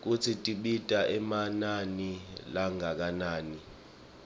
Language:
Swati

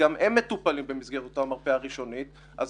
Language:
Hebrew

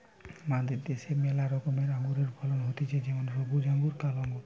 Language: Bangla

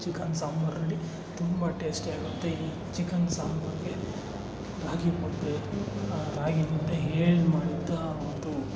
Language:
Kannada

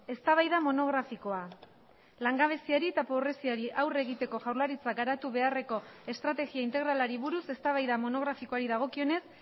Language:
Basque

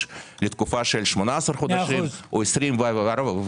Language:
Hebrew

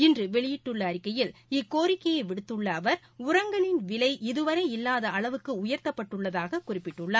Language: Tamil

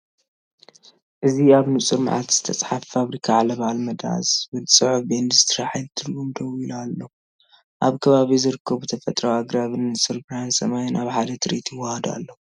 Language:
Tigrinya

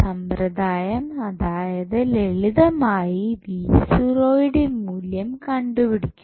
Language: Malayalam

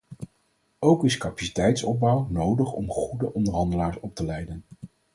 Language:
Dutch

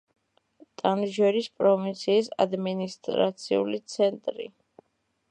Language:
Georgian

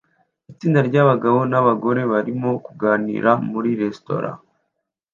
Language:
Kinyarwanda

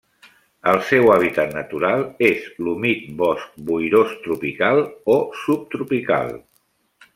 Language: Catalan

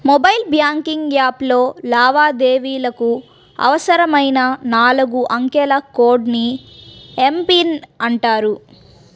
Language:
Telugu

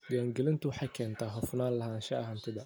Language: Somali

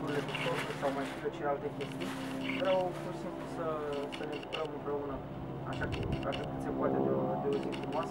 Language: Romanian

